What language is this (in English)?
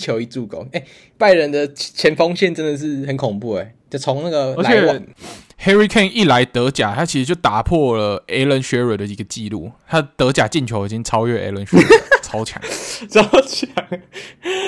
Chinese